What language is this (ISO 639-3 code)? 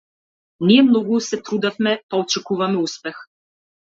mkd